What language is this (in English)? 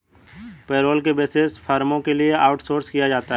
Hindi